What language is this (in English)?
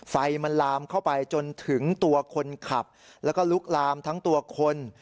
Thai